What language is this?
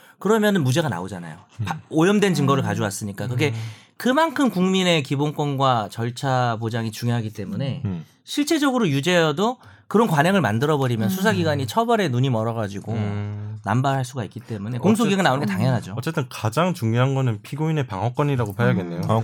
Korean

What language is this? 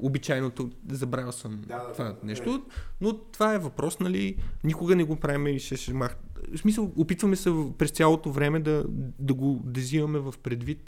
Bulgarian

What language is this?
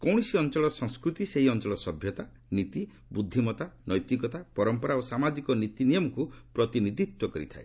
Odia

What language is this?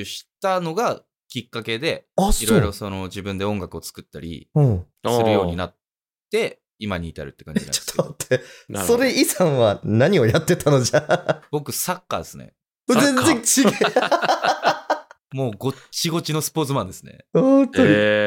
Japanese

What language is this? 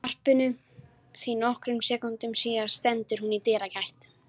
Icelandic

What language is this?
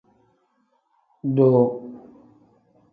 Tem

